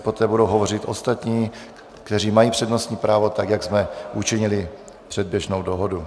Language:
Czech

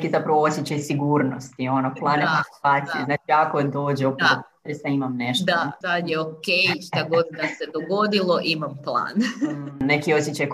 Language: Croatian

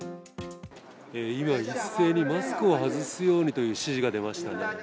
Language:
Japanese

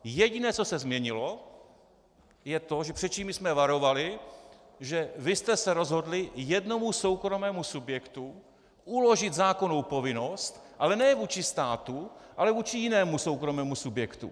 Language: Czech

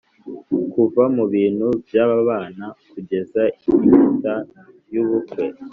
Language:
Kinyarwanda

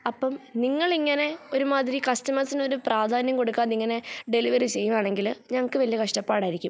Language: Malayalam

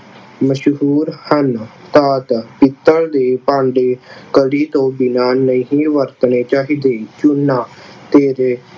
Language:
Punjabi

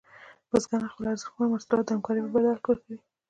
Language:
Pashto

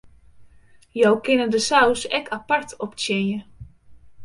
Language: Western Frisian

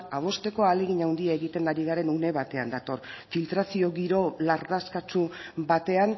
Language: Basque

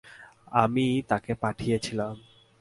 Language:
Bangla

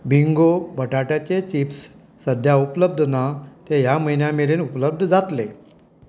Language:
Konkani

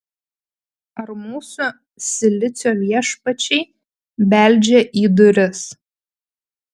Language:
Lithuanian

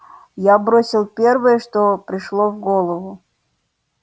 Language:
Russian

